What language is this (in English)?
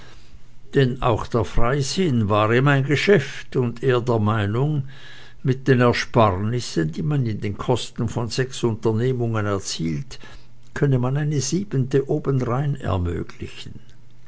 German